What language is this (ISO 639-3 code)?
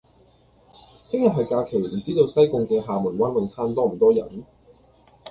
yue